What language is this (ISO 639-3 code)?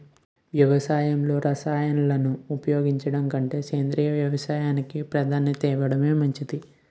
tel